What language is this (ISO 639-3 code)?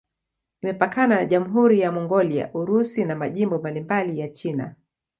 swa